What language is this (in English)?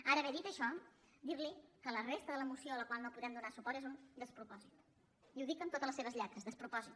Catalan